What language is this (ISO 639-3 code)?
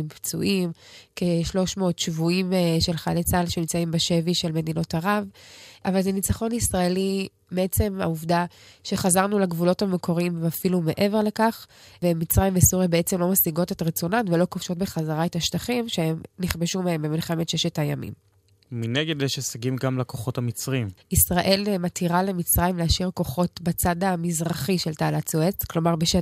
heb